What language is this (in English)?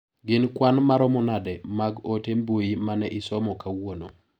Luo (Kenya and Tanzania)